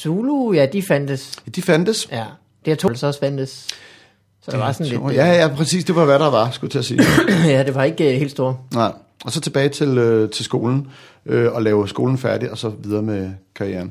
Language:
Danish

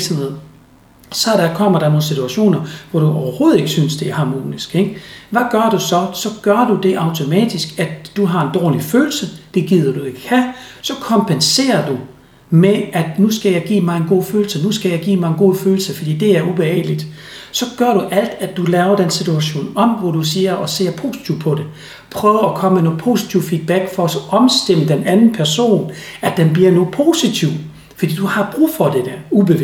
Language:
Danish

